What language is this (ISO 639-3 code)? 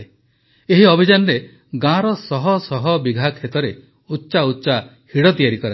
ori